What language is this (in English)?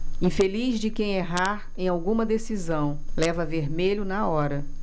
Portuguese